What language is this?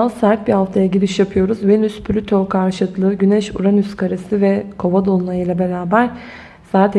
Turkish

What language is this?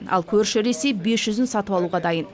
Kazakh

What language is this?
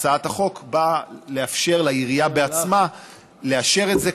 Hebrew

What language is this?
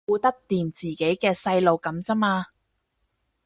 Cantonese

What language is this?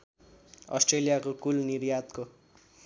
Nepali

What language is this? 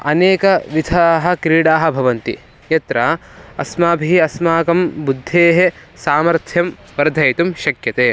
Sanskrit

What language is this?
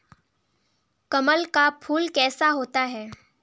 Hindi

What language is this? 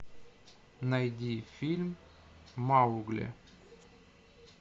Russian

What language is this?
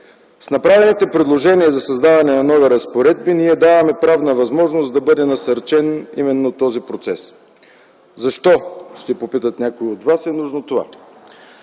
Bulgarian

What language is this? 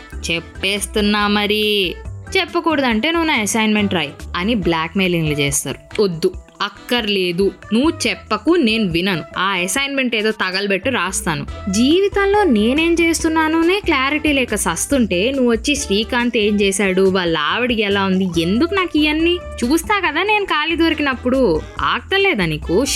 Telugu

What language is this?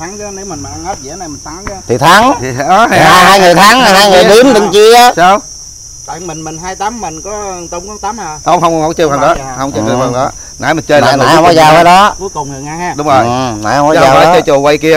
Vietnamese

